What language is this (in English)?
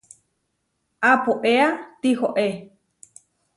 Huarijio